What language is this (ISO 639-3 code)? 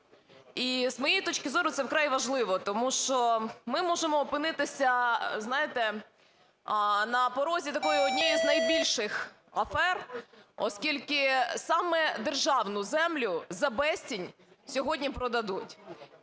ukr